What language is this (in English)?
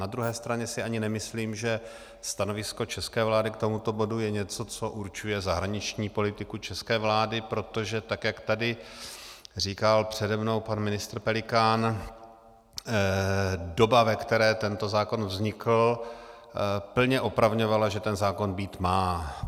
Czech